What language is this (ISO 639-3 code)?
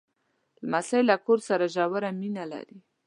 pus